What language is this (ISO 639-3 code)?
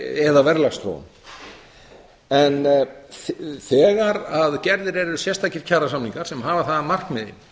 isl